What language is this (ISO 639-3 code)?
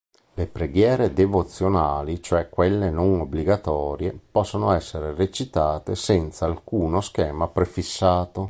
ita